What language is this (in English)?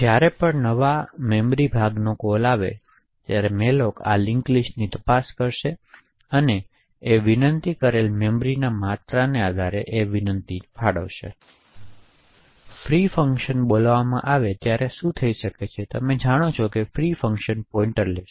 Gujarati